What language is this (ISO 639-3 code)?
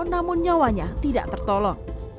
ind